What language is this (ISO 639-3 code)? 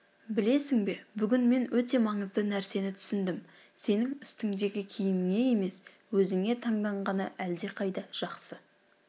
kaz